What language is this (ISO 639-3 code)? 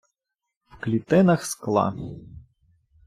ukr